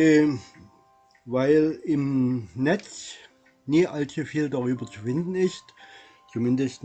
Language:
German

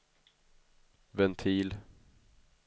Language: Swedish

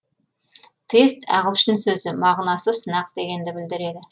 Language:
Kazakh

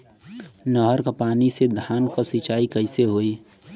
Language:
Bhojpuri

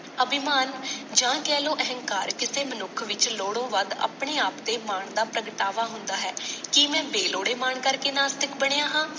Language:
Punjabi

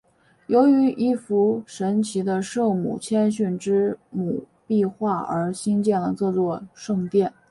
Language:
Chinese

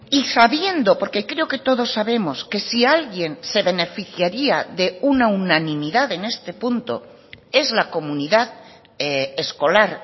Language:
Spanish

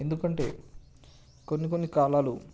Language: Telugu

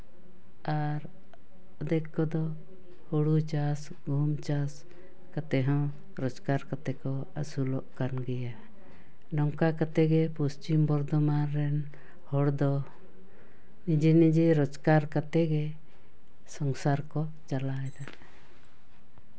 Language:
Santali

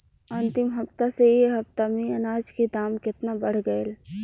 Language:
Bhojpuri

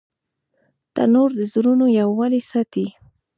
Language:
Pashto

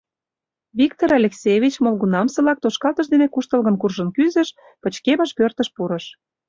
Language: Mari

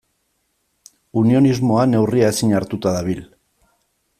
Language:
Basque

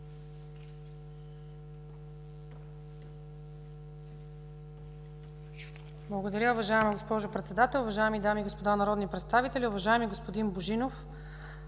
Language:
Bulgarian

